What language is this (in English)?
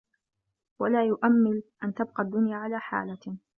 Arabic